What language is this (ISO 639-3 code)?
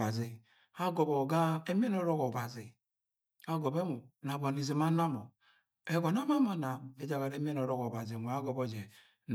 yay